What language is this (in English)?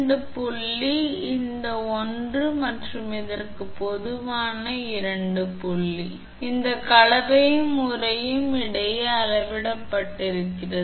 Tamil